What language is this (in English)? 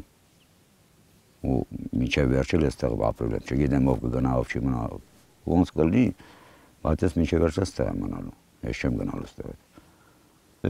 Romanian